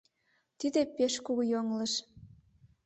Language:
Mari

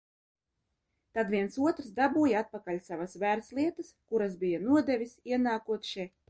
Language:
Latvian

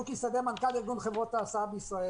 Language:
Hebrew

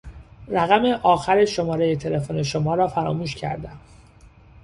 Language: Persian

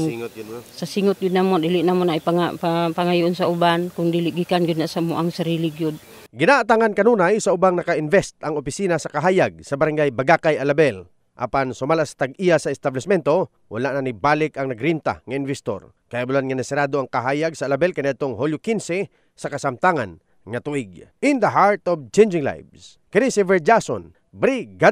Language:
Filipino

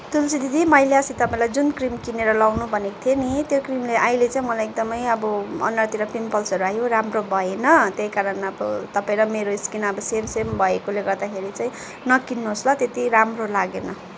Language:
Nepali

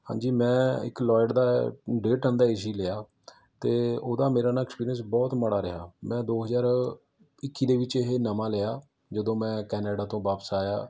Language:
Punjabi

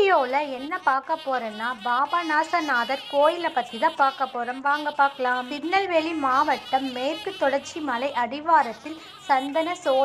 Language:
Arabic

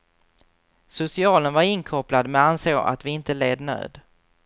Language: Swedish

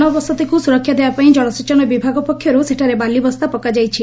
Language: Odia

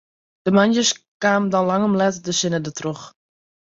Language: Western Frisian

